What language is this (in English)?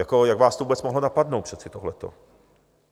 Czech